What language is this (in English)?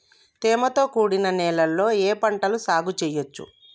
Telugu